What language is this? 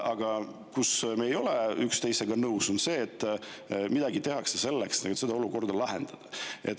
Estonian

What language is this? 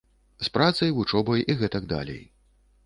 Belarusian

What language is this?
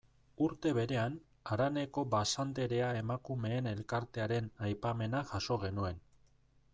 Basque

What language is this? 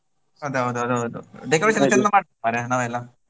Kannada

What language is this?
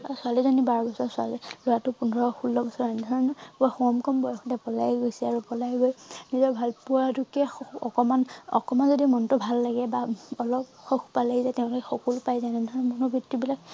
Assamese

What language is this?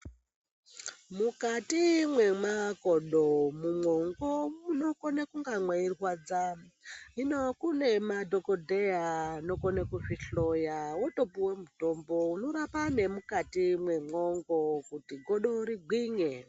Ndau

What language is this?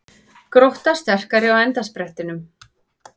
Icelandic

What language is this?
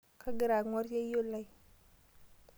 Masai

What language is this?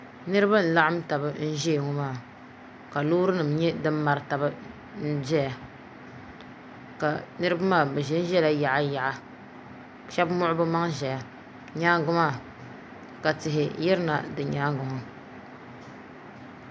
Dagbani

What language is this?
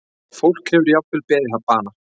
Icelandic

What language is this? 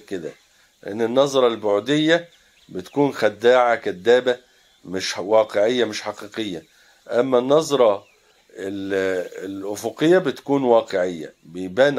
Arabic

